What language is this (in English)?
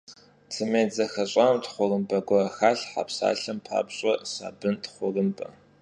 Kabardian